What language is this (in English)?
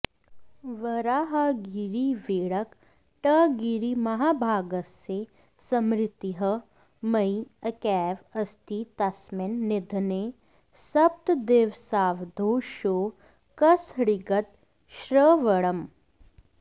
Sanskrit